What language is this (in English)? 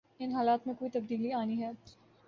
Urdu